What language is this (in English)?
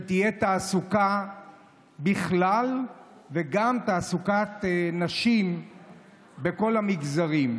Hebrew